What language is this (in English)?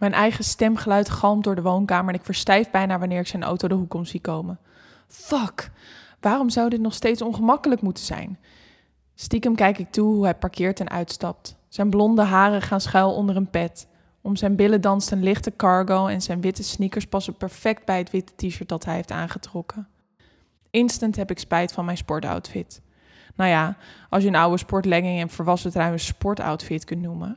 Dutch